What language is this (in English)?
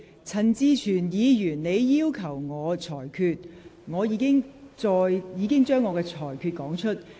Cantonese